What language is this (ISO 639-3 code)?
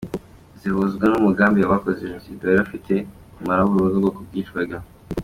kin